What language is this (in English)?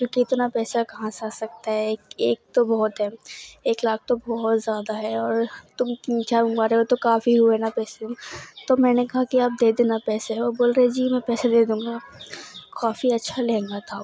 Urdu